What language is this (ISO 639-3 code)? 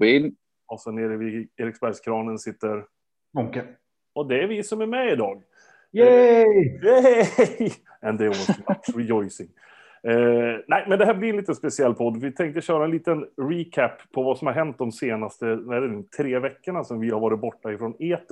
swe